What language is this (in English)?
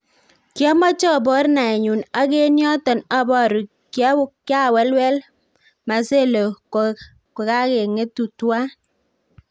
Kalenjin